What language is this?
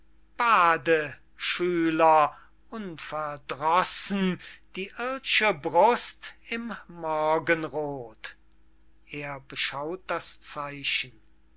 German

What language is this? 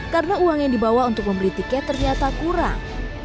Indonesian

